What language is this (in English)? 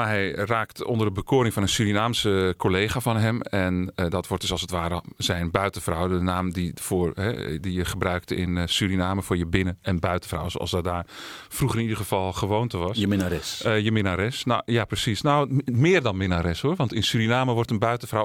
Dutch